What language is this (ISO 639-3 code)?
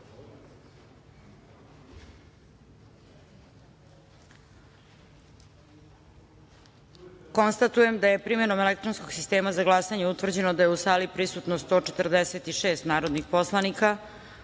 srp